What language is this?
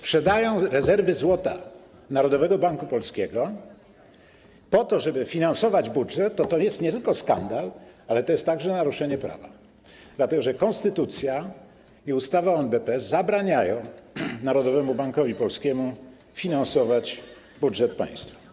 Polish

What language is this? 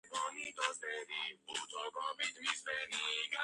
Georgian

